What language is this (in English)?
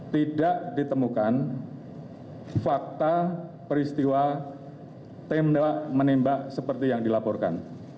Indonesian